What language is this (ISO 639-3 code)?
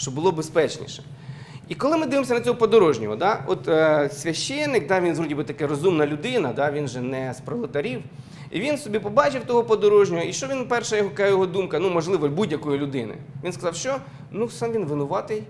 ukr